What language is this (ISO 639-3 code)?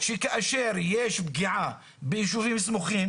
heb